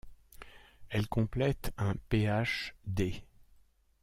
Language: French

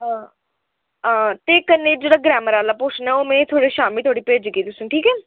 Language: Dogri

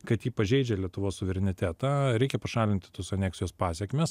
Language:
Lithuanian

